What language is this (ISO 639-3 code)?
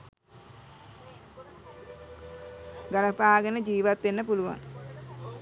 sin